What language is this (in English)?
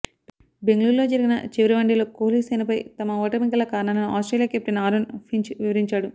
Telugu